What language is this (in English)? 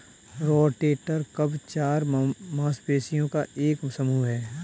Hindi